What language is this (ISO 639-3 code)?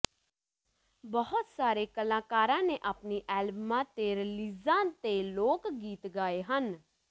pan